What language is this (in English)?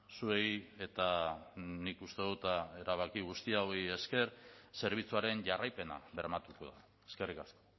Basque